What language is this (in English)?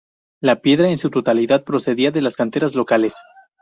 Spanish